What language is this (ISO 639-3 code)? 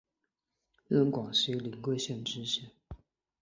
zho